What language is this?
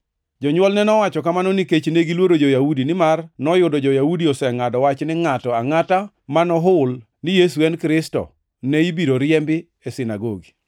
Luo (Kenya and Tanzania)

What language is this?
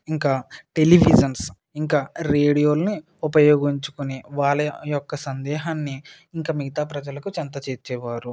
Telugu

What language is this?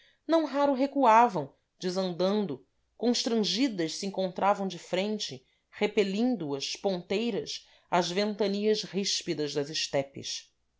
Portuguese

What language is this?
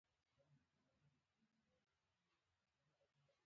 Pashto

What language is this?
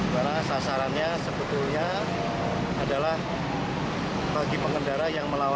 Indonesian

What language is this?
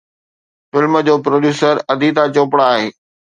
Sindhi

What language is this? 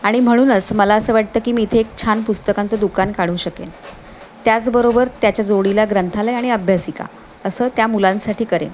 Marathi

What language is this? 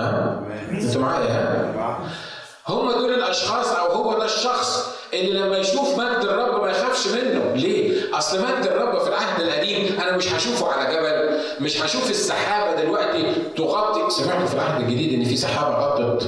Arabic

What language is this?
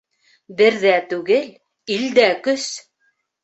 Bashkir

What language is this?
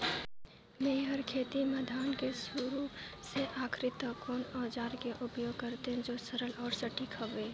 Chhattisgarhi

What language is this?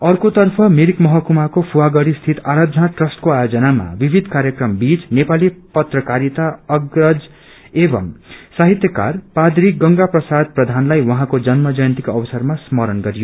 Nepali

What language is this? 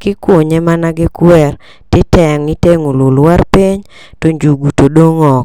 Luo (Kenya and Tanzania)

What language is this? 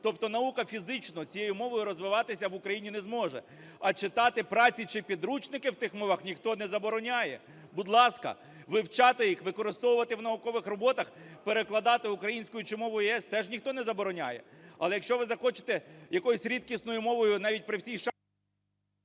Ukrainian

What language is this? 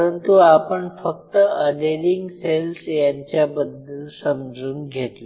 Marathi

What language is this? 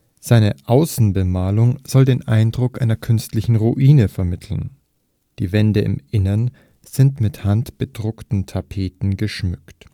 German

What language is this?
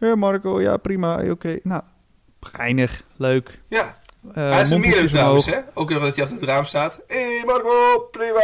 Dutch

